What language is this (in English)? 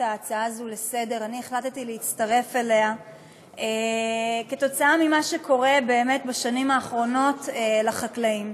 Hebrew